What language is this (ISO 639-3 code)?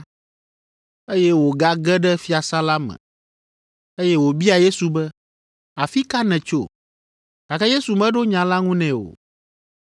ewe